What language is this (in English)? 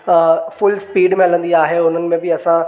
Sindhi